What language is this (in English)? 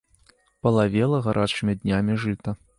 Belarusian